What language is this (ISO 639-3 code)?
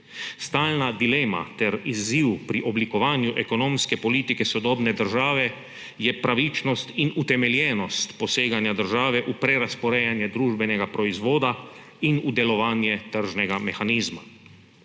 slv